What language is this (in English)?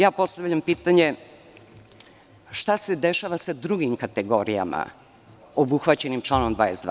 Serbian